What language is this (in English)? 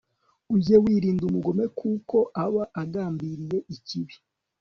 Kinyarwanda